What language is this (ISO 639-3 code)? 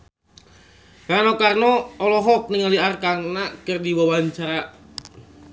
sun